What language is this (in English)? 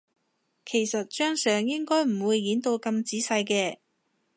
Cantonese